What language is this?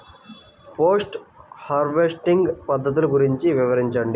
Telugu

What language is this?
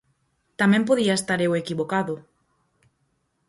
Galician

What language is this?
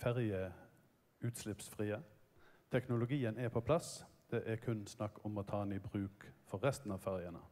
Norwegian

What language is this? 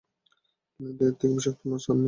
Bangla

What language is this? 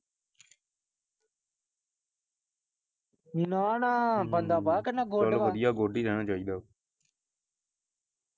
Punjabi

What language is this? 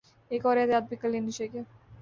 Urdu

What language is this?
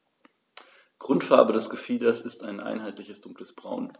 German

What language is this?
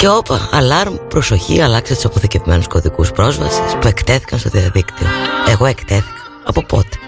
Greek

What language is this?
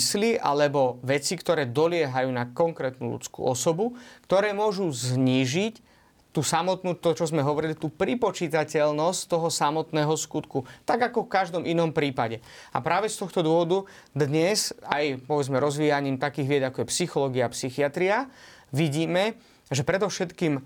Slovak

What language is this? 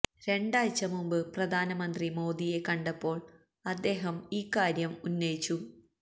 Malayalam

